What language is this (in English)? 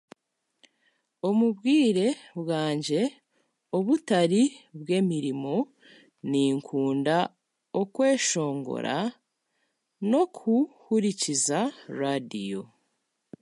Chiga